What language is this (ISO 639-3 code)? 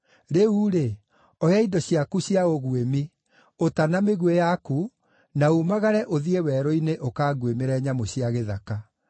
kik